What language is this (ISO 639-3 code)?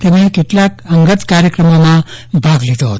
guj